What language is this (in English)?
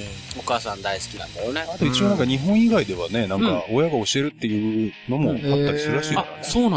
Japanese